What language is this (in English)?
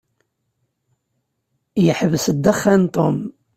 Kabyle